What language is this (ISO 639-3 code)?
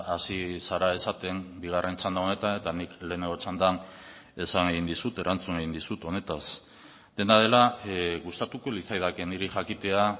eus